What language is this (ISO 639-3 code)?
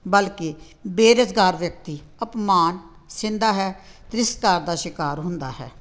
pan